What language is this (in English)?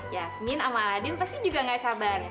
Indonesian